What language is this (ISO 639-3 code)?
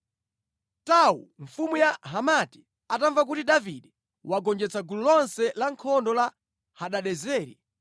nya